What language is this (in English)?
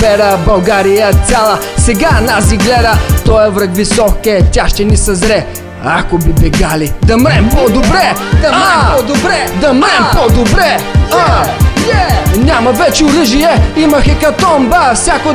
Bulgarian